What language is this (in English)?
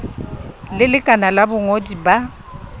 Southern Sotho